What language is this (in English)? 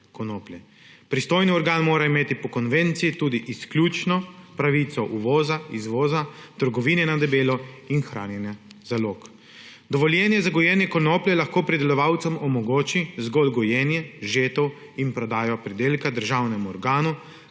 Slovenian